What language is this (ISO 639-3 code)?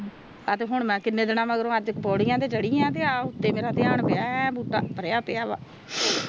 pan